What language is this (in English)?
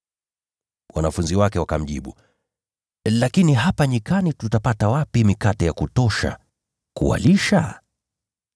Swahili